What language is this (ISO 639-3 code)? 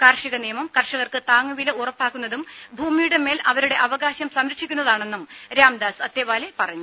mal